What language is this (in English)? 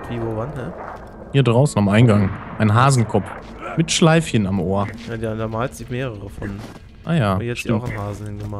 German